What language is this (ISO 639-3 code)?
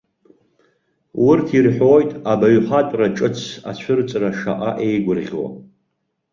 abk